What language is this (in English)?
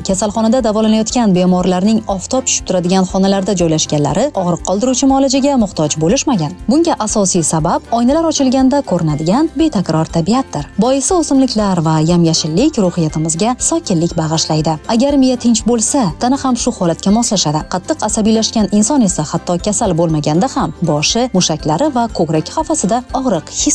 Turkish